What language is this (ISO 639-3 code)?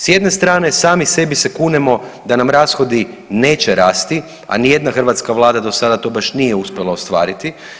hrv